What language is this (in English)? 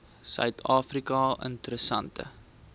Afrikaans